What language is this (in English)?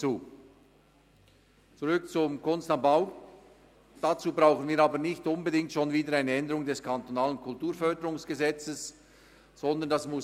Swiss German